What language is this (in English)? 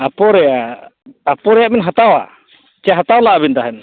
Santali